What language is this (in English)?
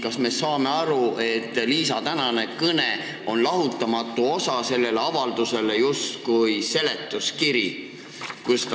Estonian